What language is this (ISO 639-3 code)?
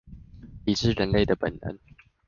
zho